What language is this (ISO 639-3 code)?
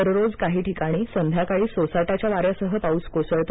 mar